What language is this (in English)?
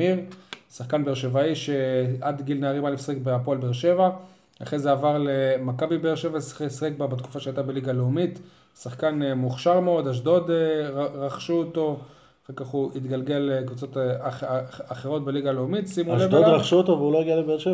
Hebrew